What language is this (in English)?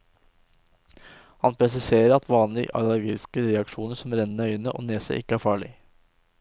Norwegian